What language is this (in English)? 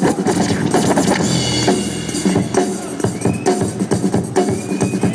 Spanish